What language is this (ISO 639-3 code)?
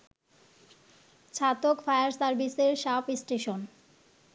ben